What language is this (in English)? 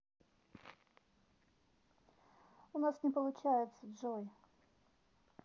Russian